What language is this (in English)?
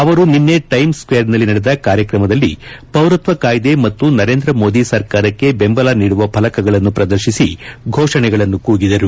Kannada